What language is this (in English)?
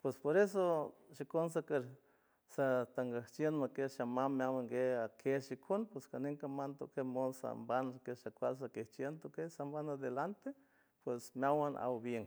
San Francisco Del Mar Huave